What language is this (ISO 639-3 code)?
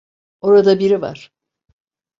tur